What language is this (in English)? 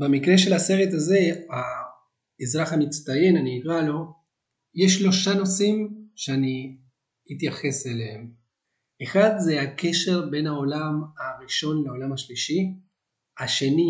Hebrew